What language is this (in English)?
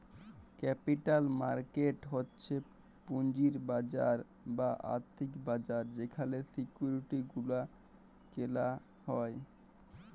Bangla